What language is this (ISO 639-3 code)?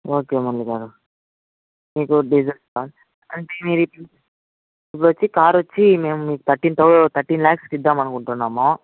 tel